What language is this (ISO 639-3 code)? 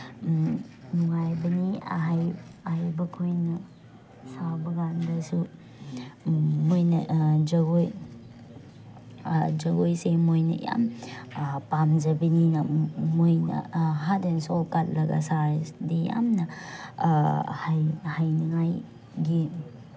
mni